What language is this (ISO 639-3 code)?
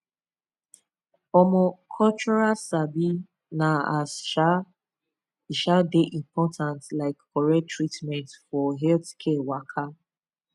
pcm